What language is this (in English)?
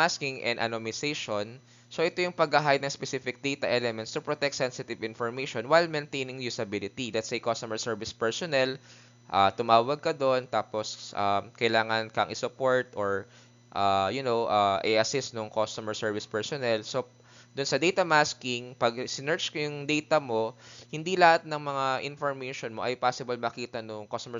Filipino